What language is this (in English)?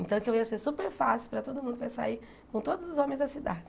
Portuguese